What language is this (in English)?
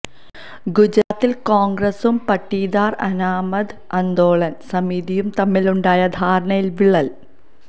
Malayalam